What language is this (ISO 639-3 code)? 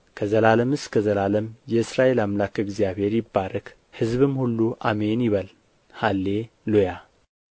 amh